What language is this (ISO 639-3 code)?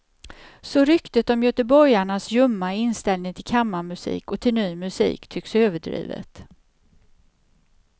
swe